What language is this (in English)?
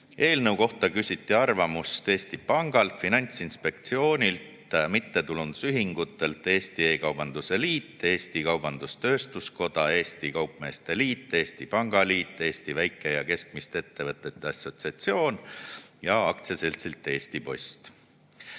Estonian